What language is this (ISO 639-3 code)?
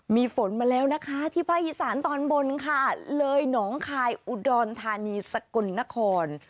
tha